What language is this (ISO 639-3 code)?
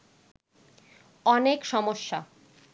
ben